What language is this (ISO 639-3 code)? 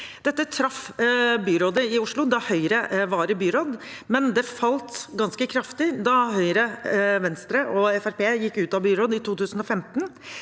nor